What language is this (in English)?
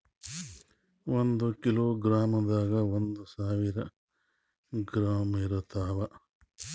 Kannada